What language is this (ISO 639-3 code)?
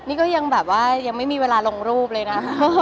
tha